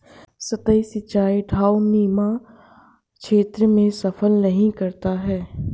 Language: Hindi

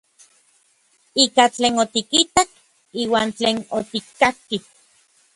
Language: Orizaba Nahuatl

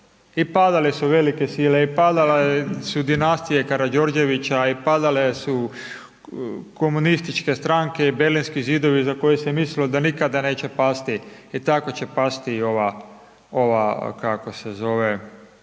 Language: Croatian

